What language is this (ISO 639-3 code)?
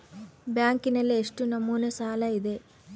kan